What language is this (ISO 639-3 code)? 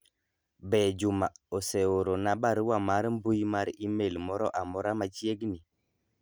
luo